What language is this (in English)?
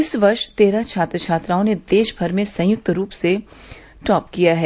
Hindi